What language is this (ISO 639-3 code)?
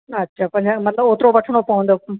snd